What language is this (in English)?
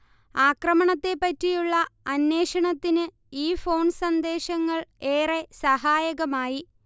Malayalam